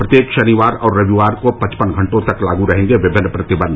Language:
Hindi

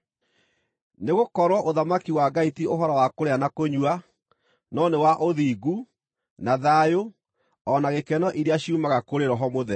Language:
Kikuyu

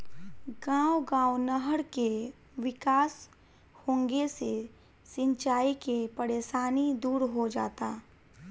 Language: Bhojpuri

